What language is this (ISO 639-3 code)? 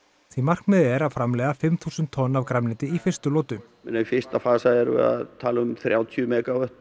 isl